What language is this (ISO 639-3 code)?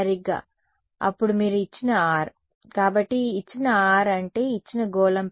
tel